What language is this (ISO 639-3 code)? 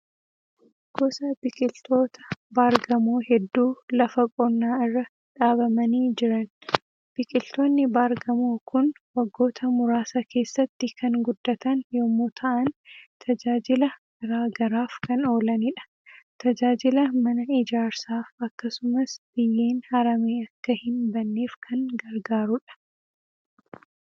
orm